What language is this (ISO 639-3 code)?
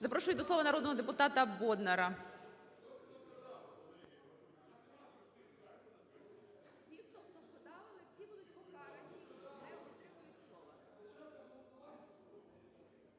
ukr